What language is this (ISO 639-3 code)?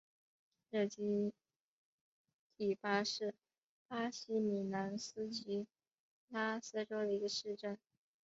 zho